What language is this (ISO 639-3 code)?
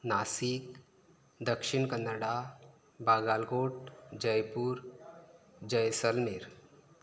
kok